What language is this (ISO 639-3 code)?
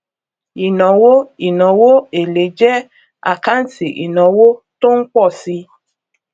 yor